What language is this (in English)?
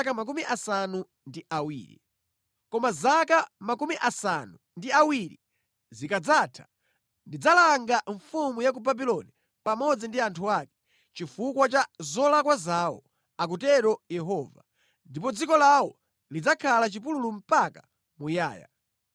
Nyanja